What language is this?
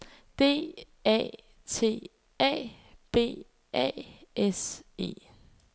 Danish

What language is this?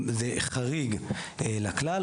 Hebrew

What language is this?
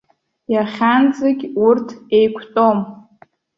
Abkhazian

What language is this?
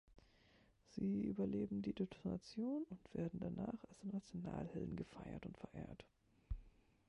German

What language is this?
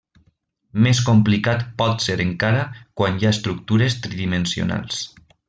Catalan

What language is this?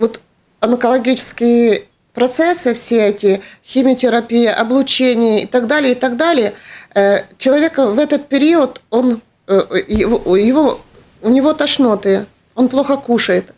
Russian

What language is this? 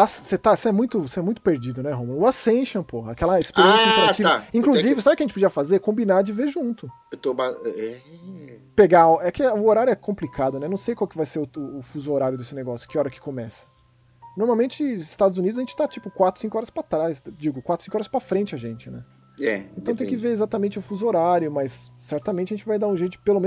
Portuguese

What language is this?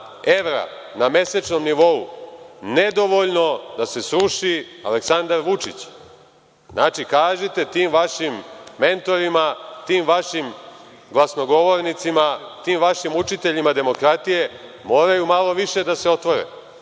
Serbian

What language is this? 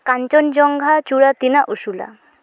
Santali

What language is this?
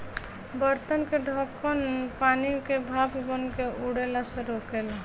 Bhojpuri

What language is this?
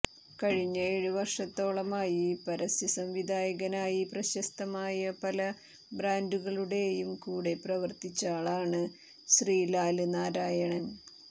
Malayalam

